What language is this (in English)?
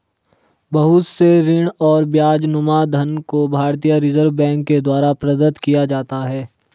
Hindi